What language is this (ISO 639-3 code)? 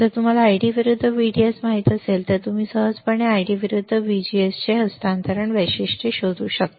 mar